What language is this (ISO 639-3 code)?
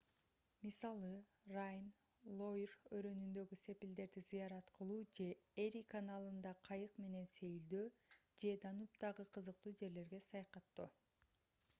kir